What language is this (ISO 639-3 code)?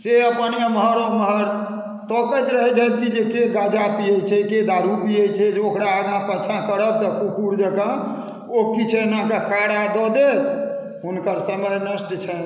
mai